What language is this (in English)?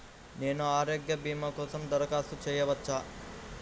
Telugu